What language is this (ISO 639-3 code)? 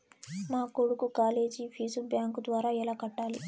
tel